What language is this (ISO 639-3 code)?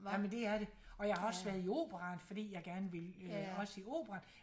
dan